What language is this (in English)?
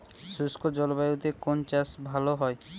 Bangla